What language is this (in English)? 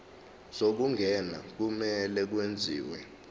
Zulu